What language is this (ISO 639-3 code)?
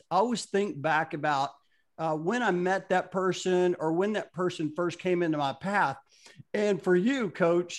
eng